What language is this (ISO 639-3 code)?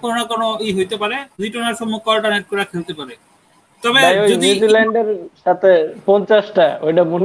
ben